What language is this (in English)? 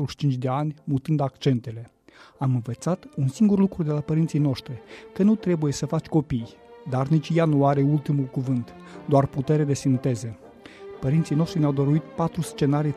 Romanian